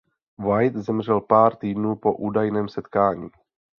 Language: Czech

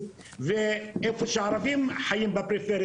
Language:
Hebrew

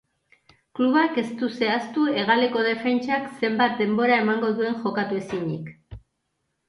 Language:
Basque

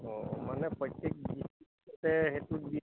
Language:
Assamese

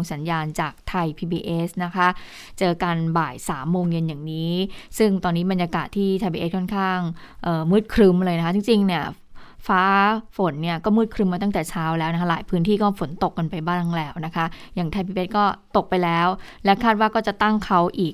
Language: Thai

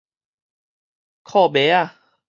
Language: Min Nan Chinese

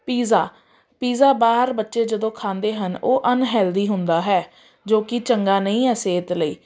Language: Punjabi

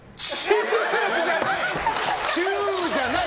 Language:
Japanese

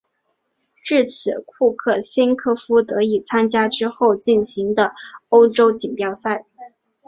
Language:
Chinese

